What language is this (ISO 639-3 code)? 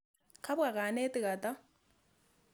kln